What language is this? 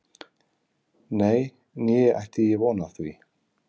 Icelandic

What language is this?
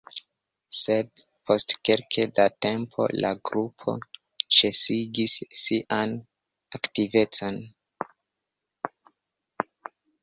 Esperanto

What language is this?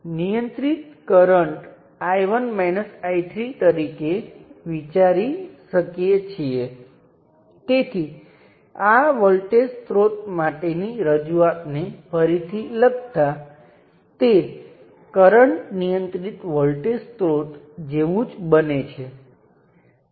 Gujarati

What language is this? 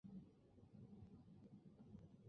Chinese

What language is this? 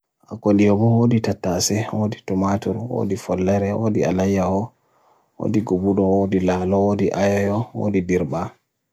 Bagirmi Fulfulde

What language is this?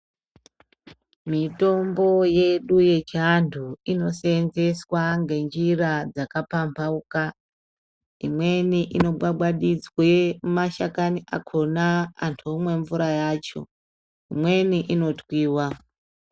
Ndau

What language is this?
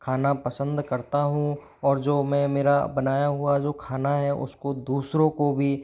Hindi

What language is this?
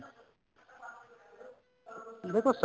Punjabi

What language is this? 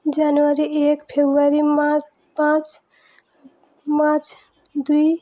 Odia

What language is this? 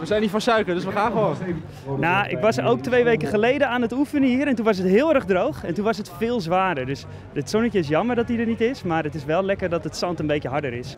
Dutch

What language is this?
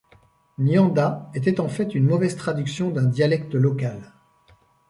French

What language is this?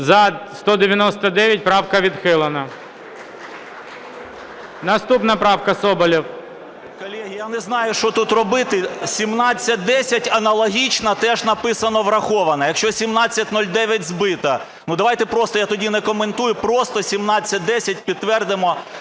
Ukrainian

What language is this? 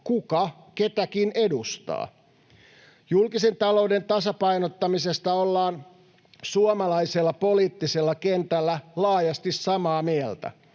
Finnish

